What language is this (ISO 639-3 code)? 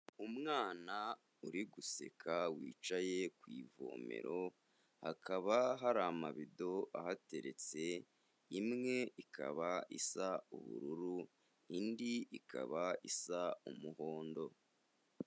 kin